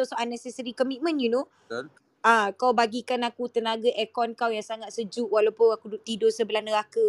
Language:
Malay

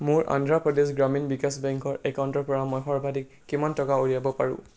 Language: Assamese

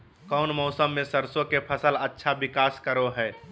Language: Magahi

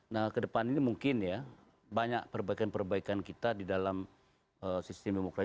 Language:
Indonesian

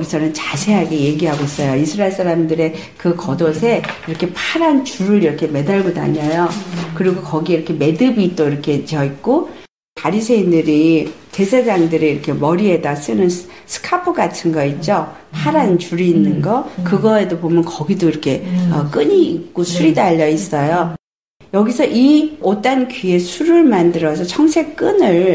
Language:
Korean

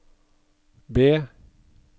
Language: Norwegian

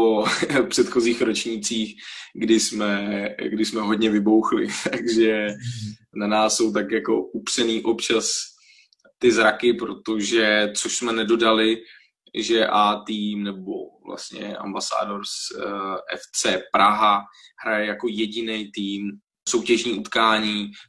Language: Czech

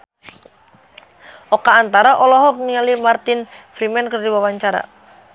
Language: Sundanese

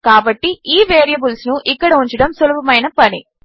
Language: Telugu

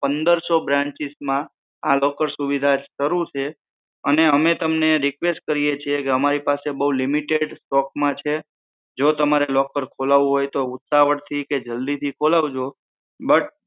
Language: Gujarati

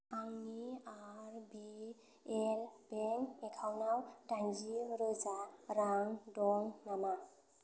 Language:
Bodo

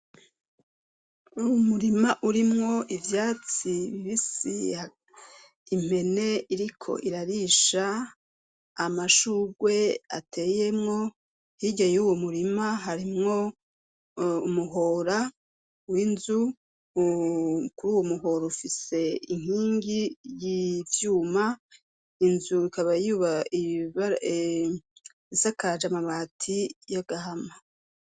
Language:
Rundi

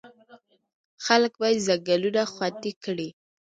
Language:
Pashto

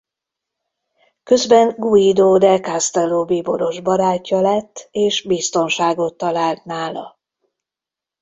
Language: Hungarian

